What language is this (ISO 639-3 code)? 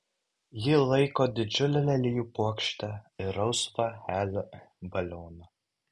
lit